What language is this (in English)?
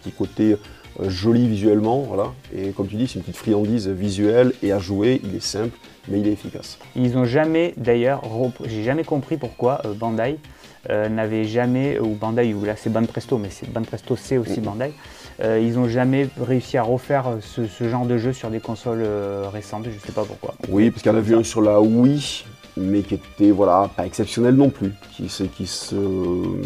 French